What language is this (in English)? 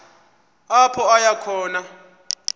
Xhosa